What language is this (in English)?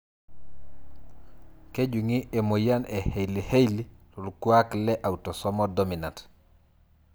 Masai